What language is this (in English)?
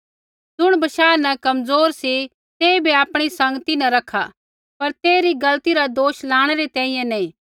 Kullu Pahari